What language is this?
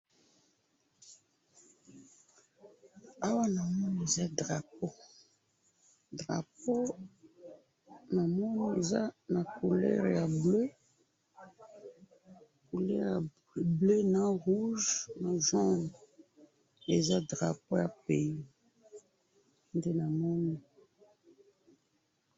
Lingala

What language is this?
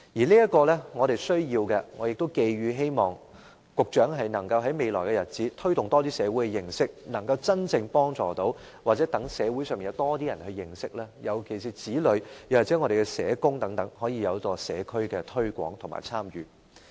Cantonese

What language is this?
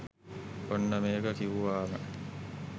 Sinhala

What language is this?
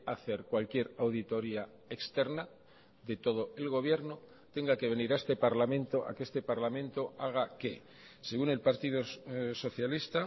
Spanish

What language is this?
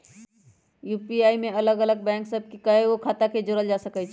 Magahi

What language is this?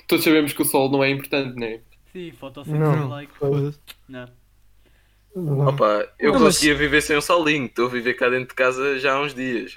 Portuguese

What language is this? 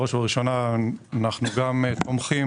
Hebrew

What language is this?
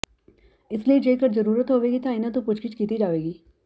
Punjabi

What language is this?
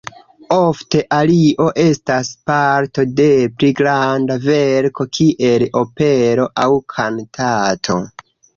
Esperanto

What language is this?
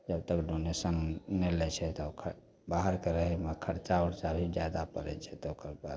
Maithili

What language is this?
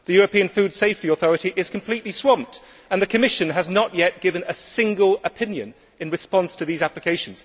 English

